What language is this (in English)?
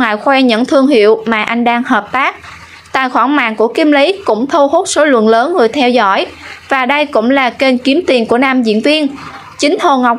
Vietnamese